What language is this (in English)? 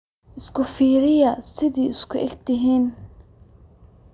Somali